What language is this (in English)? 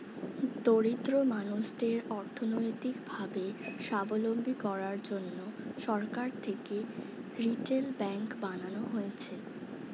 Bangla